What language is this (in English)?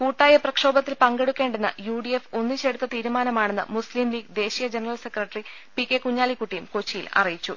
Malayalam